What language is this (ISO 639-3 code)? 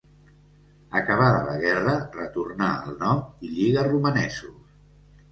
cat